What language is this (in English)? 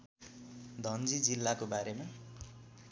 Nepali